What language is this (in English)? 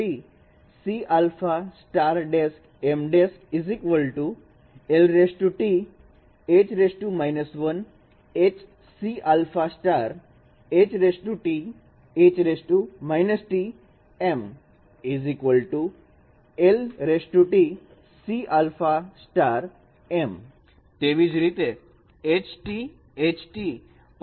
Gujarati